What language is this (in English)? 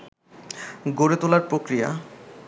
Bangla